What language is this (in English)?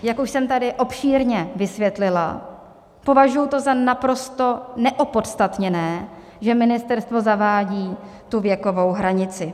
Czech